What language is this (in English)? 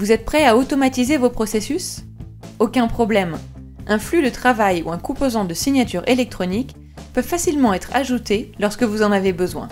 French